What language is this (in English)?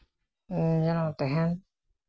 Santali